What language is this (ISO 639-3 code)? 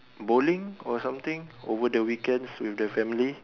eng